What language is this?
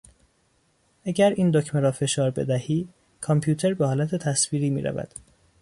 Persian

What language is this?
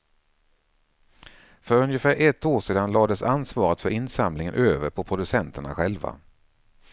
Swedish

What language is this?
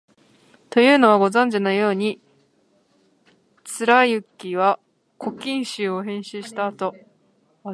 Japanese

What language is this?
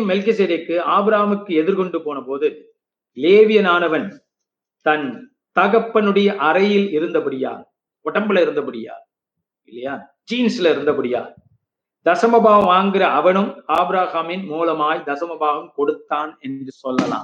Tamil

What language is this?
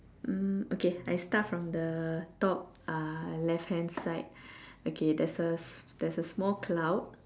English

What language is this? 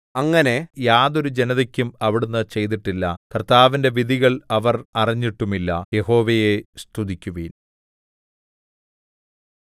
Malayalam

